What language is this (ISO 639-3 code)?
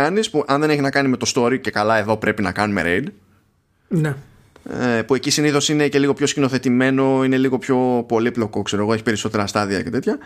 ell